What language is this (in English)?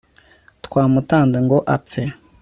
Kinyarwanda